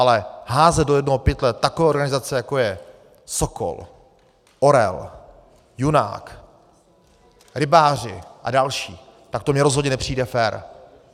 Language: Czech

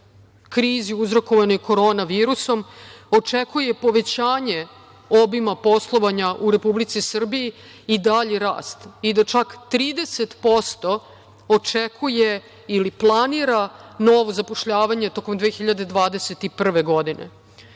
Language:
Serbian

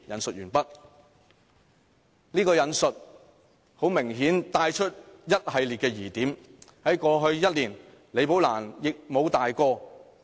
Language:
Cantonese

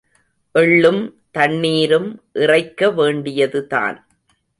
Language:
Tamil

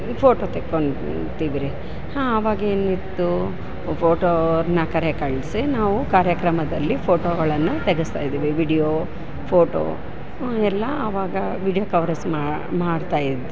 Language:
Kannada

